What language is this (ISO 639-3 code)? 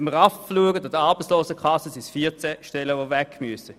gsw